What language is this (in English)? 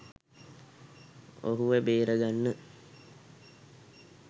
Sinhala